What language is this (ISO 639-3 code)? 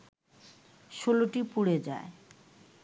ben